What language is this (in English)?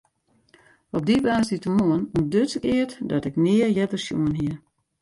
Western Frisian